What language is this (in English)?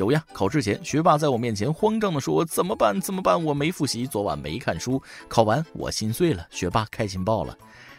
Chinese